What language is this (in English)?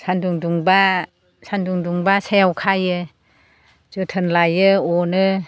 Bodo